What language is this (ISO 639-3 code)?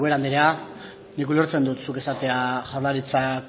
eus